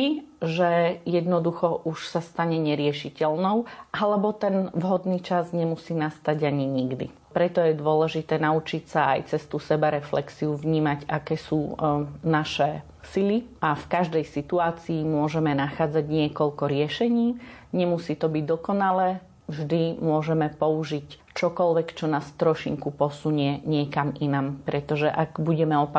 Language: Slovak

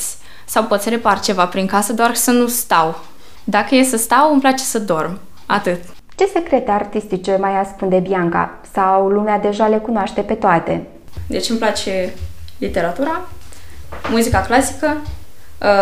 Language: Romanian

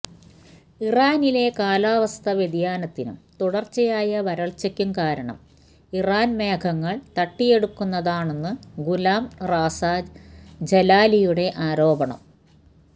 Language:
Malayalam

